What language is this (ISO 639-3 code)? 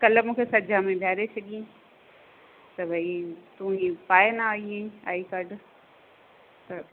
snd